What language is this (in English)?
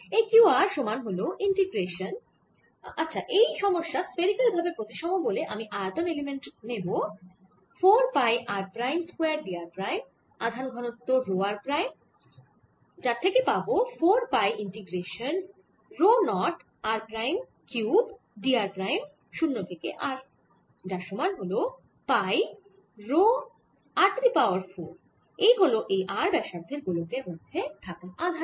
Bangla